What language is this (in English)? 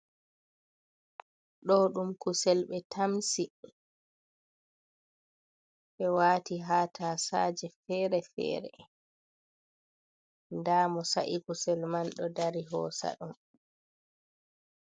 Fula